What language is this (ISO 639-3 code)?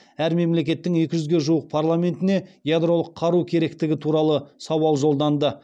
kaz